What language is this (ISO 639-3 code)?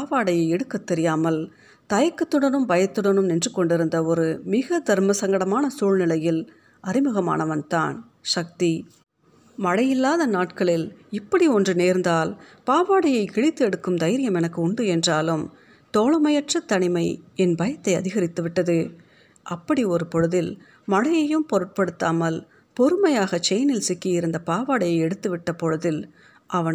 tam